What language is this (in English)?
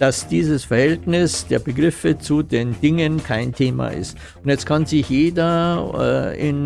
German